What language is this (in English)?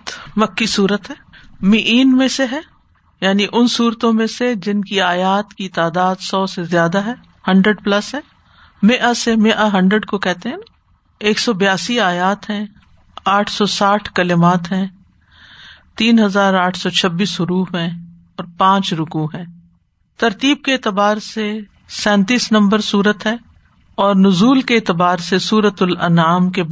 Urdu